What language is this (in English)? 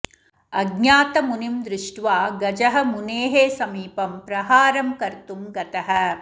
Sanskrit